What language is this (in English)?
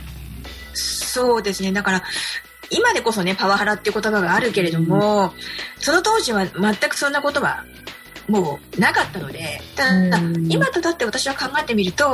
Japanese